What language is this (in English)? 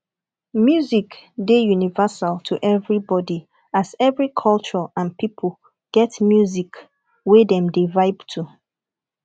Nigerian Pidgin